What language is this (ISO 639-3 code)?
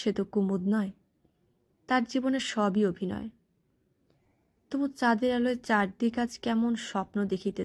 ron